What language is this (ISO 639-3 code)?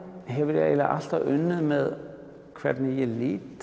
isl